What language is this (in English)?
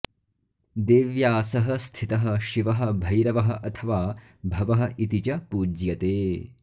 Sanskrit